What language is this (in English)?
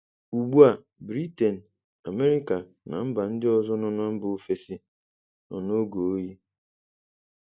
Igbo